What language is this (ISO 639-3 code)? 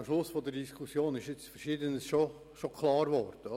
gsw